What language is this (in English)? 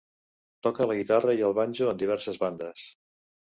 Catalan